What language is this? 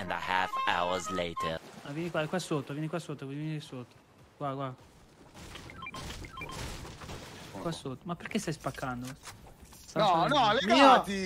Italian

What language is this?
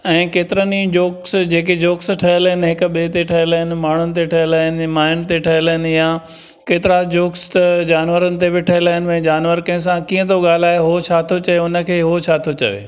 Sindhi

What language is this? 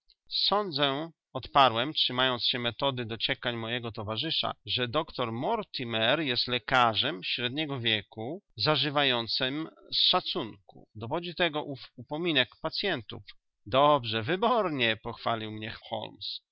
Polish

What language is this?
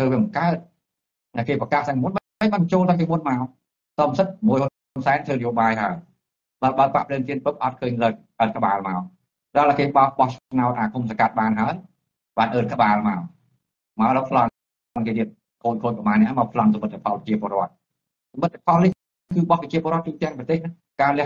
Thai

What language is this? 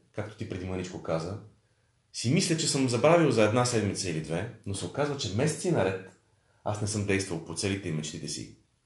Bulgarian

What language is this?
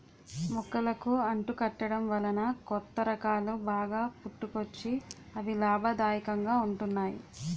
Telugu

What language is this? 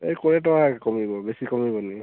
Odia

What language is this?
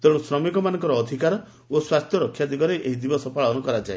Odia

